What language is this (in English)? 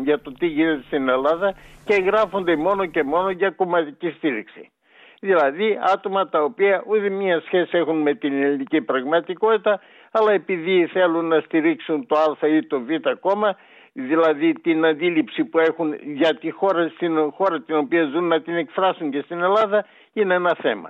Greek